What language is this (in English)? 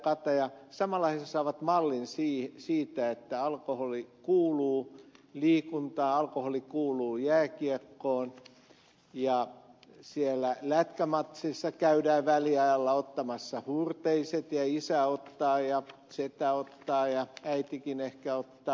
Finnish